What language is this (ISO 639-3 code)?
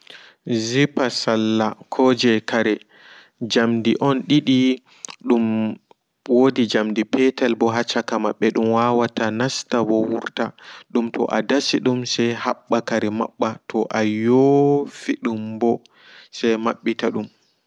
ful